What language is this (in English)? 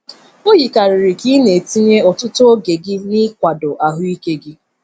Igbo